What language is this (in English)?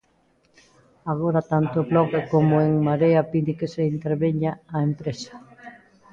Galician